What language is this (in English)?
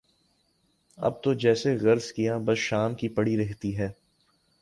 Urdu